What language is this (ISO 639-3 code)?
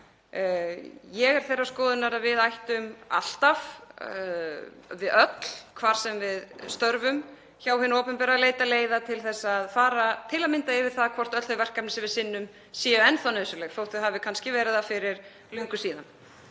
isl